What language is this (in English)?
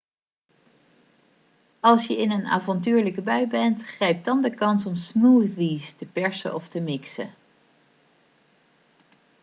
Dutch